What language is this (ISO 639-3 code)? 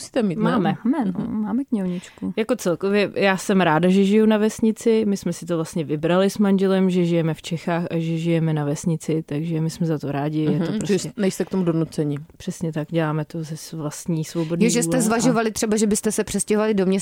ces